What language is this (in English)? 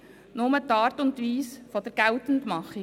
Swiss German